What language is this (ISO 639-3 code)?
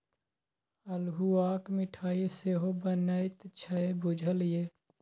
mai